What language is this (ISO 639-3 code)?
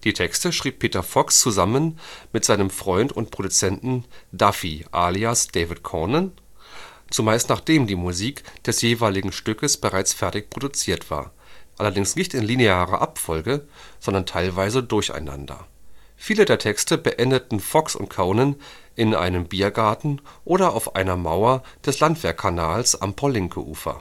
deu